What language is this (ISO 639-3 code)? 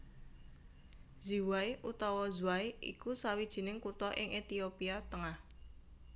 jav